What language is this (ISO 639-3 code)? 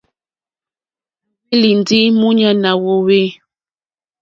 bri